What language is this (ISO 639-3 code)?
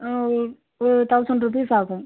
tam